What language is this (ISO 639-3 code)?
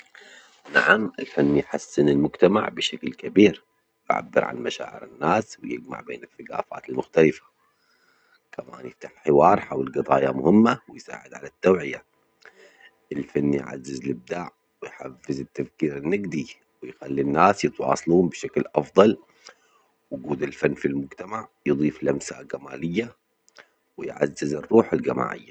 acx